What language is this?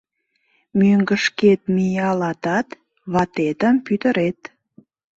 Mari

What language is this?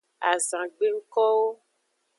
Aja (Benin)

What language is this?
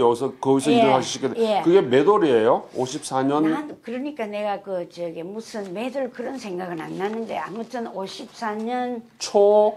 Korean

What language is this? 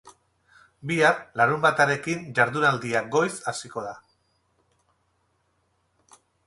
Basque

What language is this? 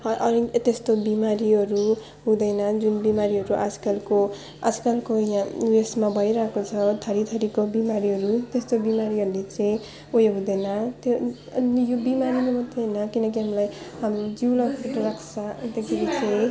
Nepali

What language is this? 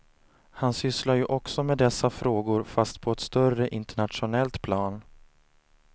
Swedish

